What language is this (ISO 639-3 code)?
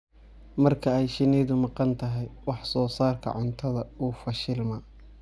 som